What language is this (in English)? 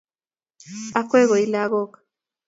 Kalenjin